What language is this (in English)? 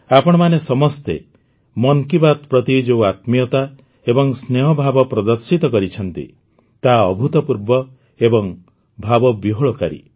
Odia